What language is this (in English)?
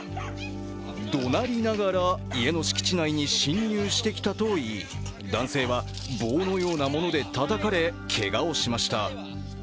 Japanese